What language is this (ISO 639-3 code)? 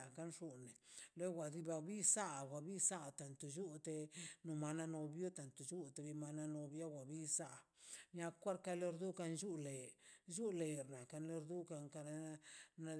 zpy